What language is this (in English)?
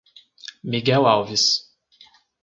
Portuguese